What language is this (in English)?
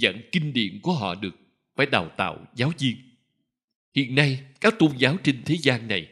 Vietnamese